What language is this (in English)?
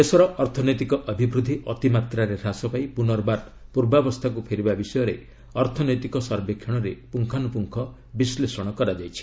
Odia